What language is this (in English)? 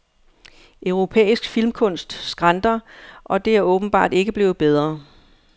Danish